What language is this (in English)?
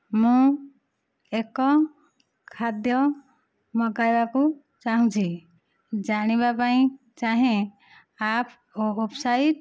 Odia